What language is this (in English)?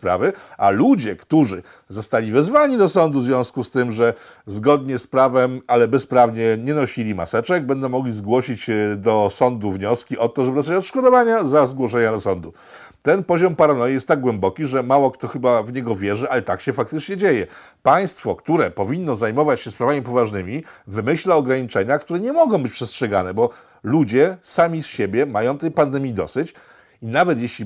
Polish